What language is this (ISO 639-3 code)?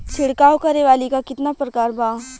bho